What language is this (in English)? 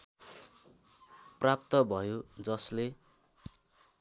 Nepali